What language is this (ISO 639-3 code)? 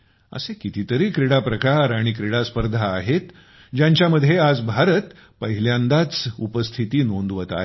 mar